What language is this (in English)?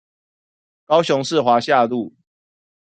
Chinese